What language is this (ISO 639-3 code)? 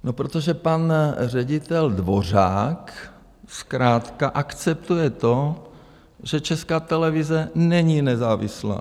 ces